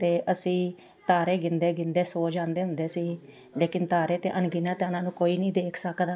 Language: Punjabi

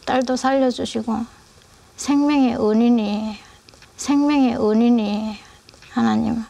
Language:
Korean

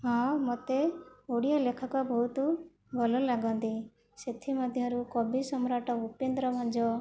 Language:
Odia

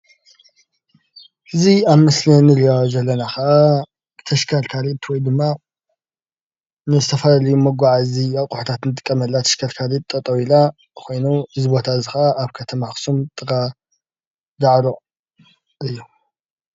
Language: Tigrinya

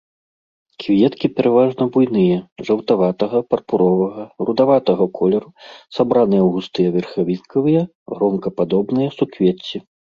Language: Belarusian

